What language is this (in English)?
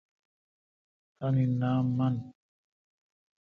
Kalkoti